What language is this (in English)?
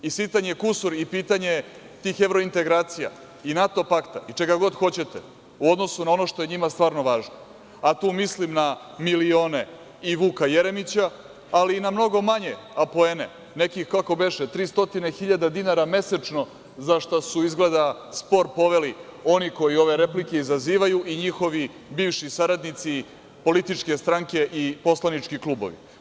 Serbian